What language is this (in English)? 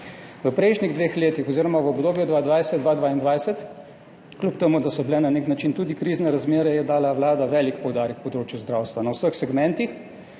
Slovenian